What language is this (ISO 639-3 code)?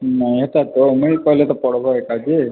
ori